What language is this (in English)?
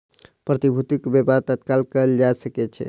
Maithili